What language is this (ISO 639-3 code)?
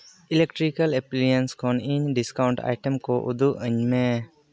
sat